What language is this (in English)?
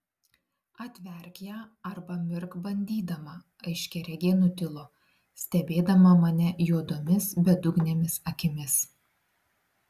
Lithuanian